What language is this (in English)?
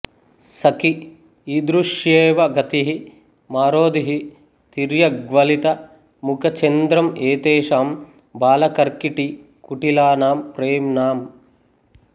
Telugu